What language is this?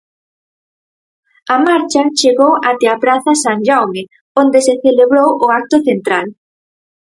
Galician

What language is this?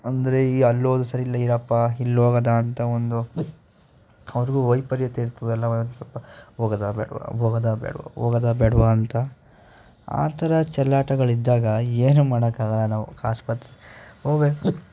Kannada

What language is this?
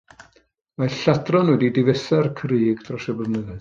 Welsh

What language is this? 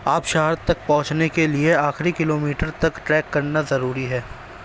Urdu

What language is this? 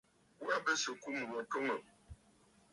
Bafut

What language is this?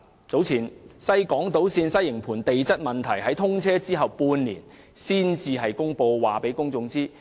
Cantonese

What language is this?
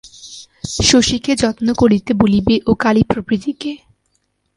Bangla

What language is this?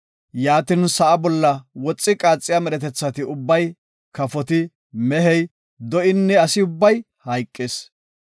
Gofa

